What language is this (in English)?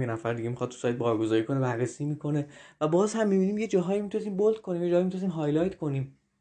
Persian